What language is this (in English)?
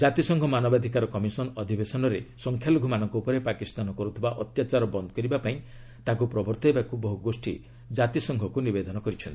Odia